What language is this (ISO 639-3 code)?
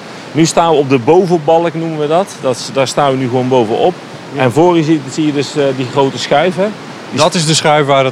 nld